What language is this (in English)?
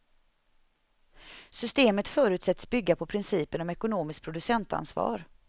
Swedish